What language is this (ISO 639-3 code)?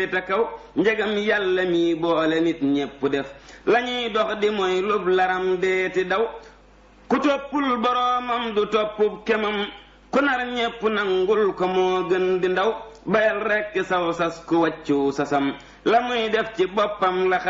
ind